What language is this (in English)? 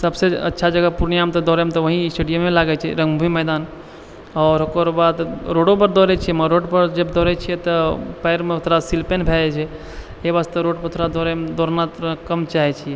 Maithili